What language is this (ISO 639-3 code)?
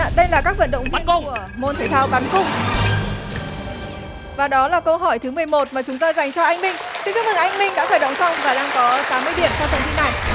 vie